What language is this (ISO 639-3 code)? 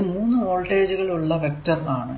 mal